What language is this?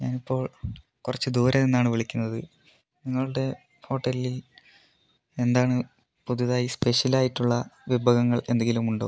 Malayalam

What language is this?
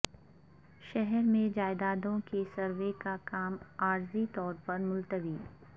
Urdu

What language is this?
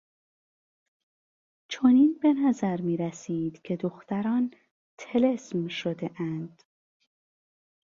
Persian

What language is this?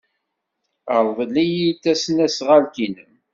Kabyle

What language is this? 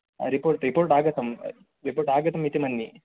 Sanskrit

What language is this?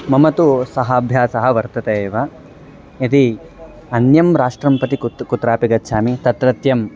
Sanskrit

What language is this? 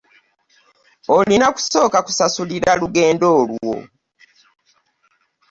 Ganda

